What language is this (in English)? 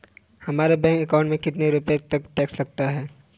Hindi